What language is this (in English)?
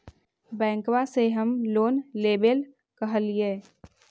Magahi